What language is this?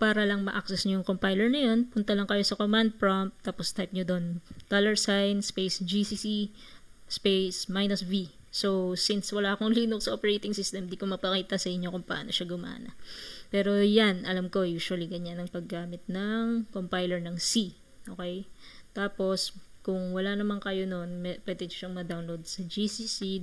Filipino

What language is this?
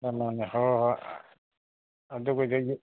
Manipuri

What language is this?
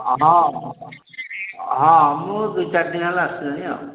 Odia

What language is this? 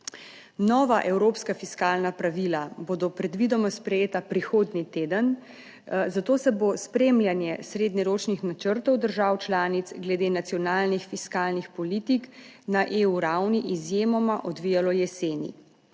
Slovenian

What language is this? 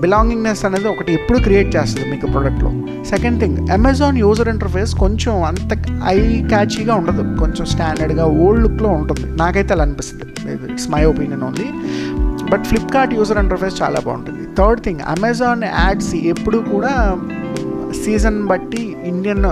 Telugu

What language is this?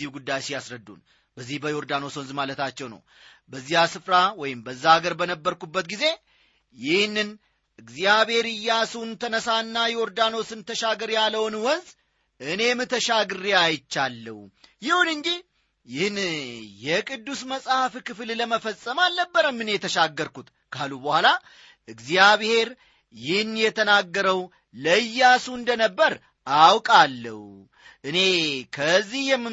Amharic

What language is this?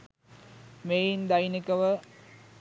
Sinhala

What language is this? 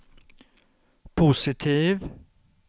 Swedish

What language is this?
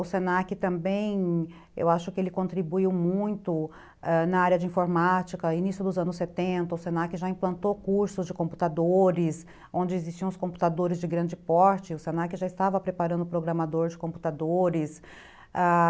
Portuguese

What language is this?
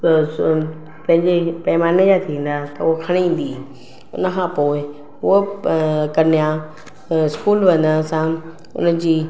Sindhi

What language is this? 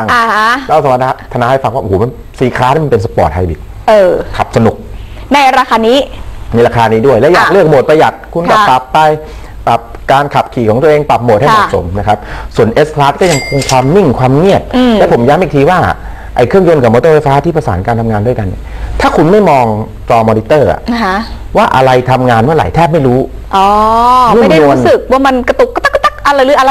Thai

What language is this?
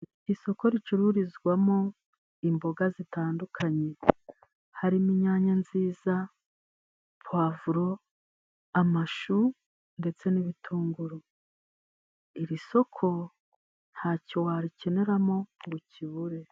Kinyarwanda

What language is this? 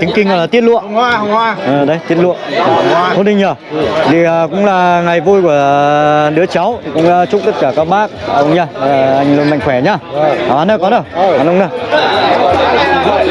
Vietnamese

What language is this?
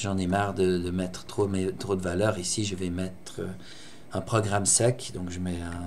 French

